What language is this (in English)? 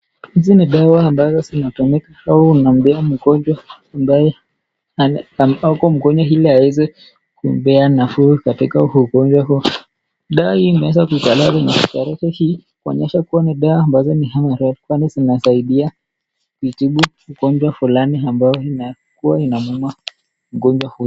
Swahili